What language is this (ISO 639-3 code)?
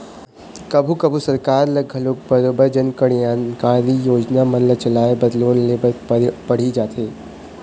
hne